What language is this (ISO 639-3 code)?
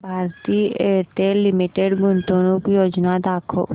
mar